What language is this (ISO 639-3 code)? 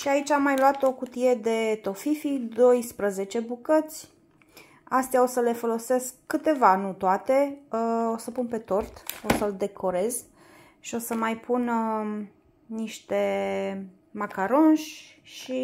ron